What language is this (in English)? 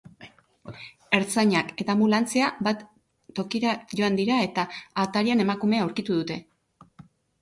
Basque